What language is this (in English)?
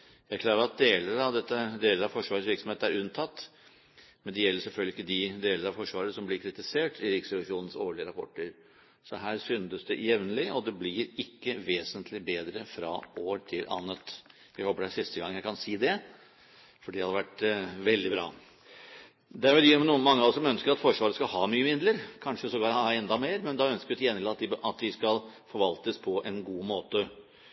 Norwegian Bokmål